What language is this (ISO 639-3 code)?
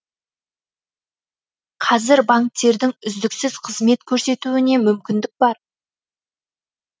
kaz